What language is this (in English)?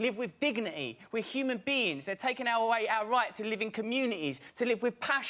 English